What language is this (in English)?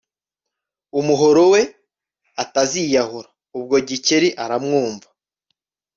Kinyarwanda